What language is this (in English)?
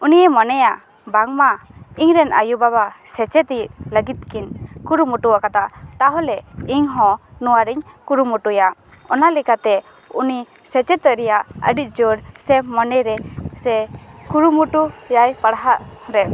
Santali